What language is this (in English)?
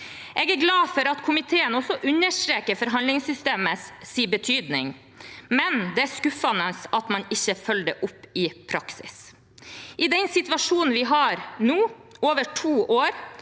Norwegian